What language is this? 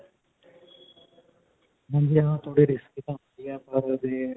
Punjabi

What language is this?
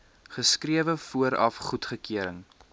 Afrikaans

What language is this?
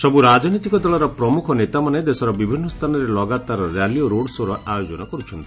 Odia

